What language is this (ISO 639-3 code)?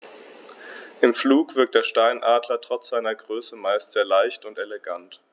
deu